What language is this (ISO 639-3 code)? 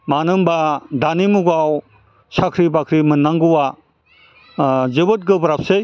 brx